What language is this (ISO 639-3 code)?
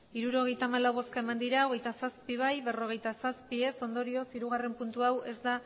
eus